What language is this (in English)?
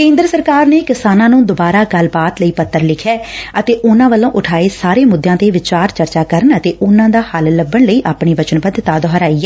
Punjabi